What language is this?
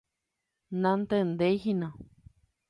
Guarani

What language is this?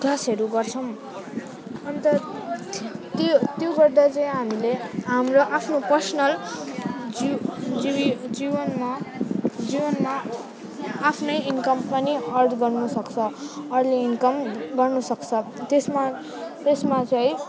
Nepali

